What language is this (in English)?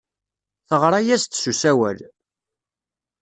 Kabyle